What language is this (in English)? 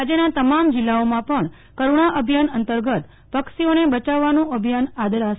Gujarati